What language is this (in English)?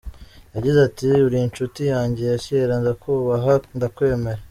Kinyarwanda